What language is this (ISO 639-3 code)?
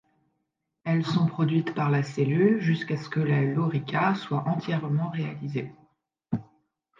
fra